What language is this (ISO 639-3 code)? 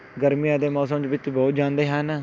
pan